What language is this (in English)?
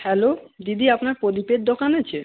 Bangla